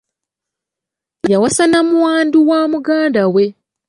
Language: Ganda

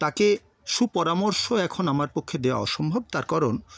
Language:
Bangla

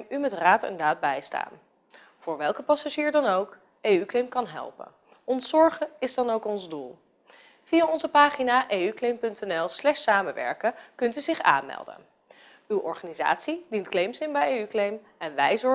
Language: Dutch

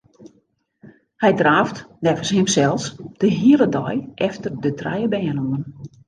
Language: Western Frisian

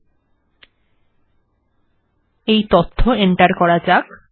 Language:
Bangla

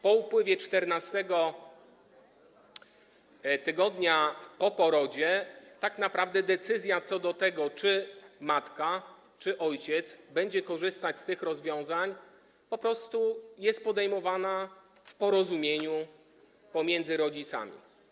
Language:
Polish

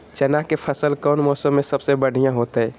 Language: Magahi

